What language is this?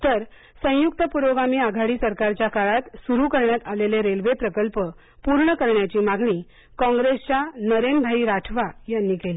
Marathi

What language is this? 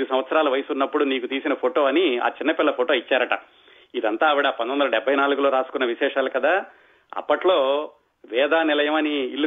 Telugu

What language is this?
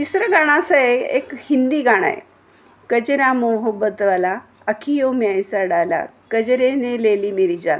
Marathi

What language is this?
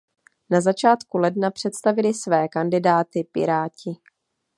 Czech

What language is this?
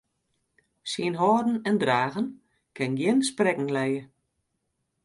Western Frisian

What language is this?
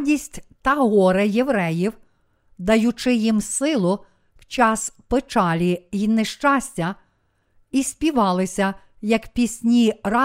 Ukrainian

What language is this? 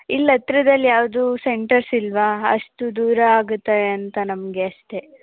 Kannada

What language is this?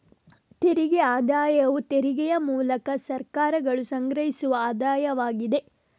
Kannada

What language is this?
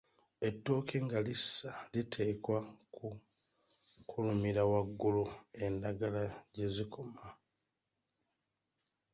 Ganda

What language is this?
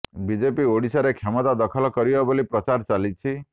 Odia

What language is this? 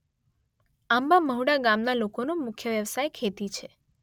Gujarati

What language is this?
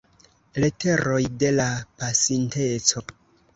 Esperanto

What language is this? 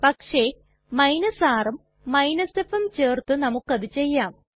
Malayalam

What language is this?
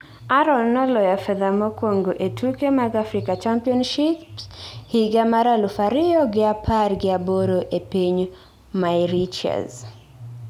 Luo (Kenya and Tanzania)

